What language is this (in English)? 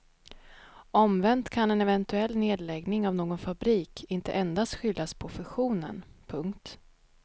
Swedish